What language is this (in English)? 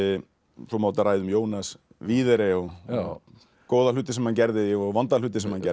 Icelandic